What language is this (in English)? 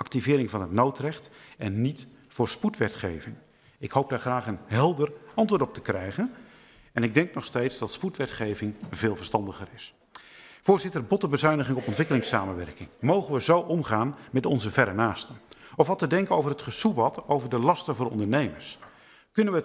Dutch